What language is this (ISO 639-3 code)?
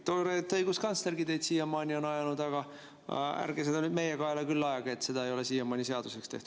est